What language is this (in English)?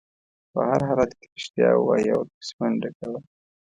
Pashto